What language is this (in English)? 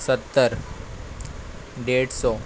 Sindhi